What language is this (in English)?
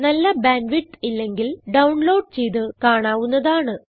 Malayalam